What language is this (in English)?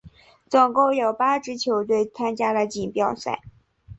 Chinese